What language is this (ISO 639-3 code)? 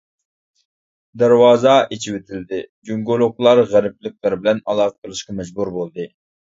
uig